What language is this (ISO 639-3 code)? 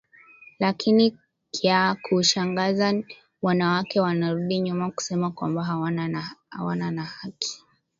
swa